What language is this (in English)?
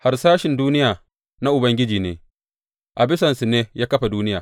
Hausa